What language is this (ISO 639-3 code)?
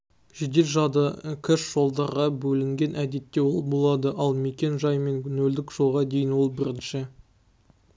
kaz